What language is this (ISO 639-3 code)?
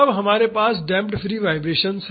hin